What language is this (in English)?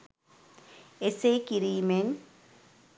Sinhala